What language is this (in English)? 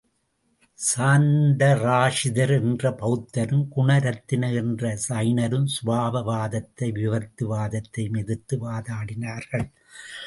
Tamil